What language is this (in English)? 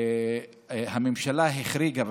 Hebrew